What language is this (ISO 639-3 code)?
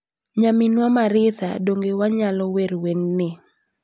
luo